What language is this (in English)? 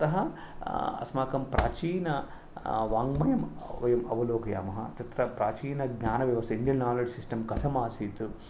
Sanskrit